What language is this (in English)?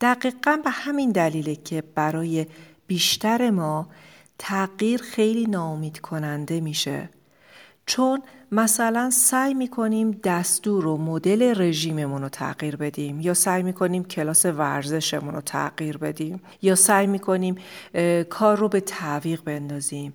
Persian